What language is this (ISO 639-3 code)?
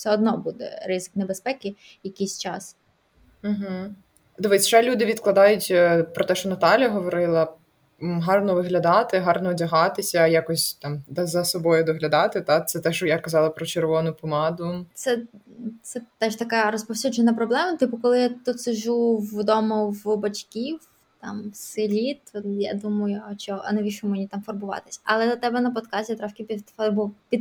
ukr